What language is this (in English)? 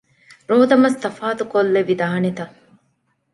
Divehi